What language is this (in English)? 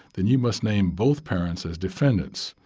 English